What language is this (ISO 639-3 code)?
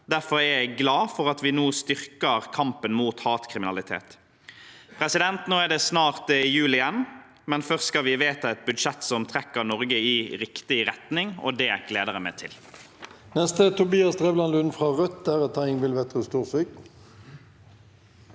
nor